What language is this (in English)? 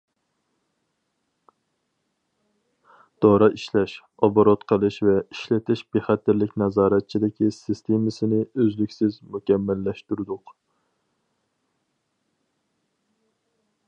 Uyghur